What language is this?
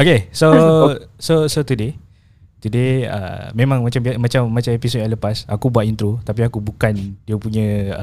Malay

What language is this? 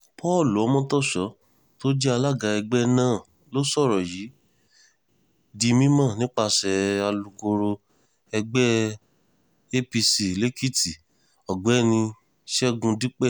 Yoruba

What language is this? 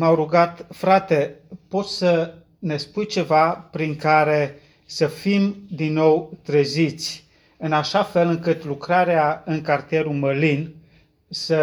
Romanian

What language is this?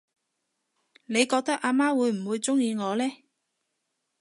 Cantonese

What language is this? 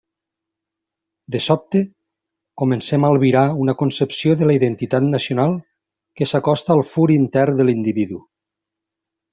Catalan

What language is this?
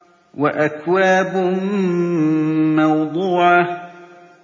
Arabic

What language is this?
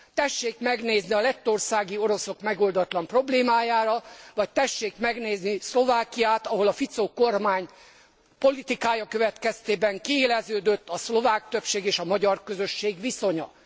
Hungarian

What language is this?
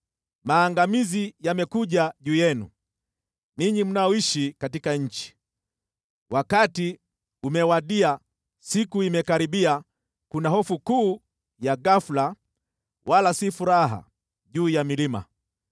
Swahili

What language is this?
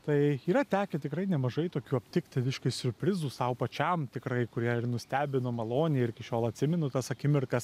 Lithuanian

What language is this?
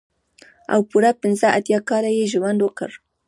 Pashto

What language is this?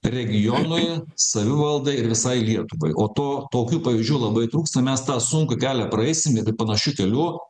Lithuanian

